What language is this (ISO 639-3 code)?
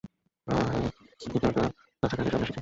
ben